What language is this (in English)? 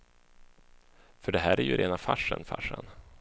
Swedish